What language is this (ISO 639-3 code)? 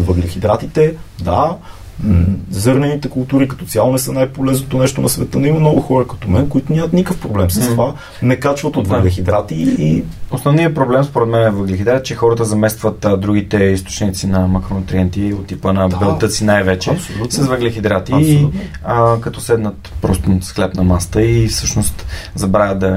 bul